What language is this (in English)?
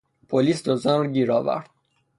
Persian